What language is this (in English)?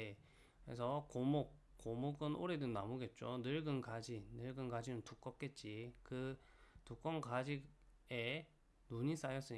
Korean